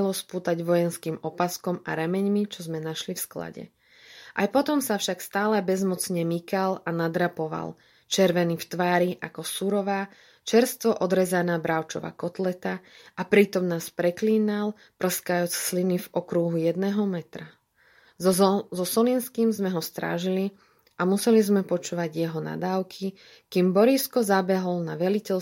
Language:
Slovak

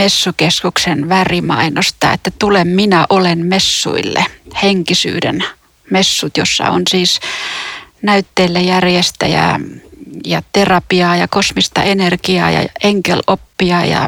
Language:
Finnish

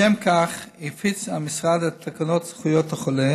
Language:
Hebrew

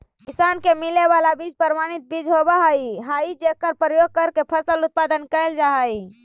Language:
Magahi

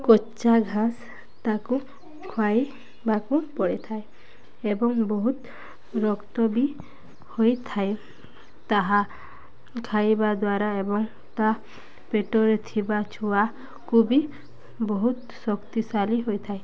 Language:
Odia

